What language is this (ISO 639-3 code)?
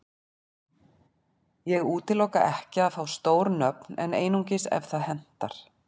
isl